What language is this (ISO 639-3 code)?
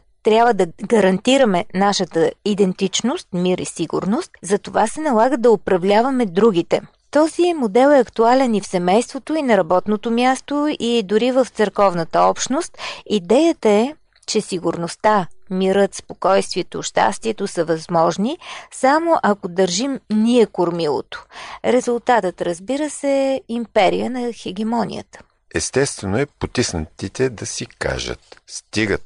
bul